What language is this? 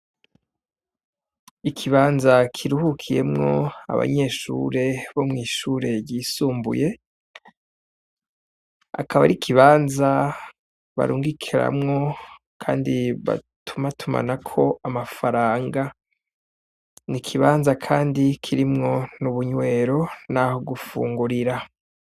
Rundi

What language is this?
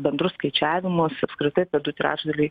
Lithuanian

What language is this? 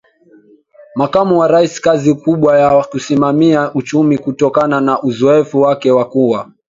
Swahili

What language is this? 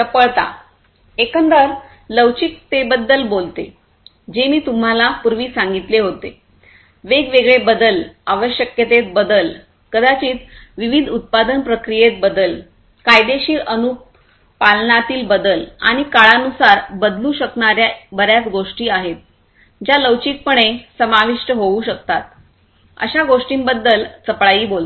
Marathi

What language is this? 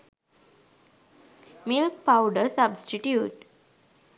Sinhala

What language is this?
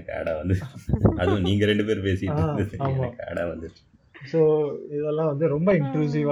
Tamil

